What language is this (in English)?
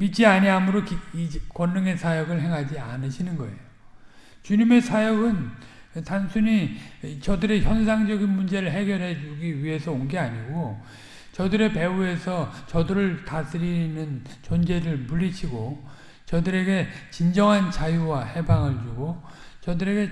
Korean